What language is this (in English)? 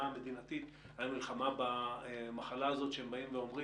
Hebrew